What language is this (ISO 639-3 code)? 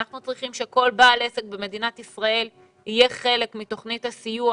heb